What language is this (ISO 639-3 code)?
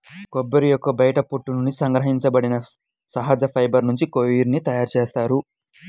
tel